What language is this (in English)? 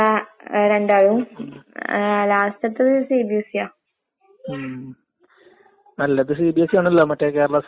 Malayalam